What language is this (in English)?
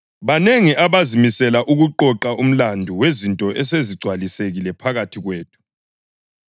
North Ndebele